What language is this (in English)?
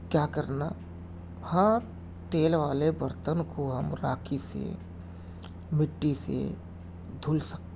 Urdu